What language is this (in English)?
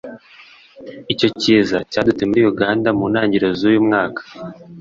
Kinyarwanda